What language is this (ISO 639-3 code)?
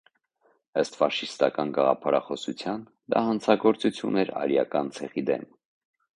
hye